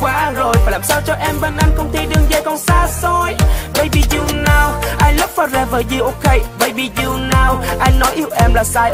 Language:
Vietnamese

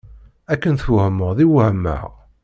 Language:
Kabyle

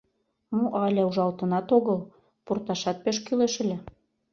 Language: Mari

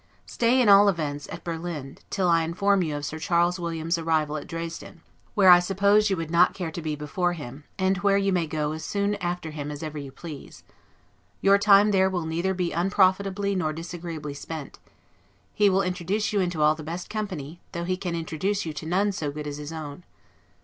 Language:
English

